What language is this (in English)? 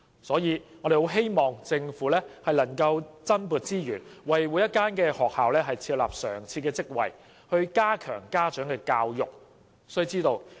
Cantonese